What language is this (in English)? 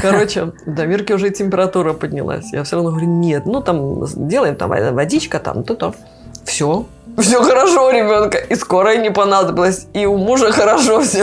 Russian